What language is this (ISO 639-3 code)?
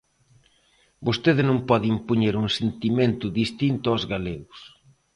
glg